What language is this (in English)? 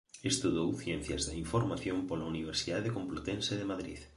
Galician